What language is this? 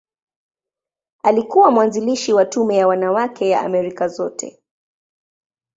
Swahili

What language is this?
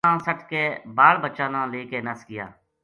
Gujari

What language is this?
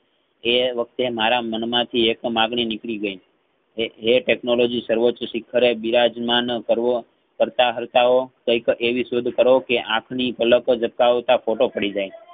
Gujarati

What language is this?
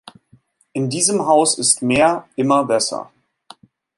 German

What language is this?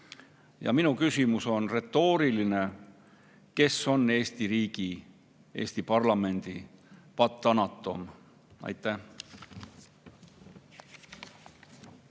Estonian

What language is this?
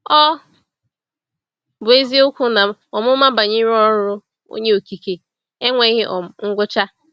Igbo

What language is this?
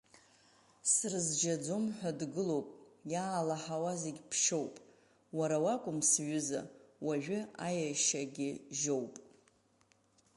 Abkhazian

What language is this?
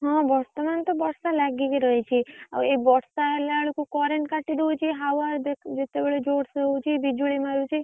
Odia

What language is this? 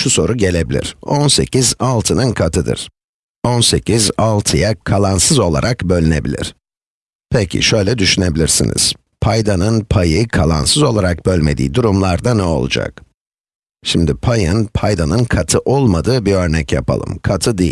Turkish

